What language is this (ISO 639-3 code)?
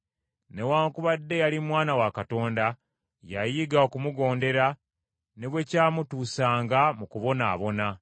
lug